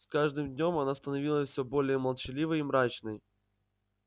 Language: Russian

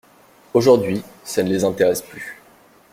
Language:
French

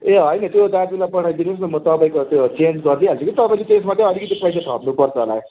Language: Nepali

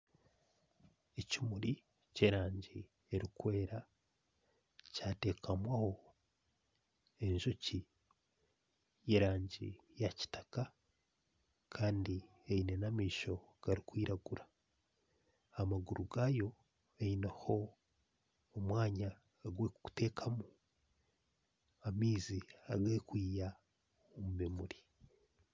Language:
Nyankole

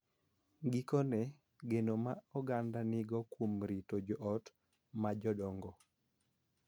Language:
Luo (Kenya and Tanzania)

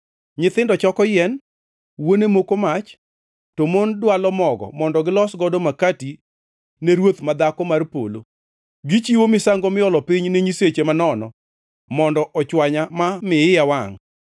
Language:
Luo (Kenya and Tanzania)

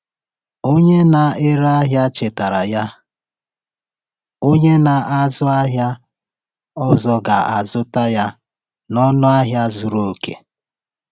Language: Igbo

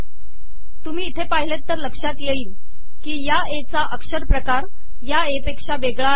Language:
Marathi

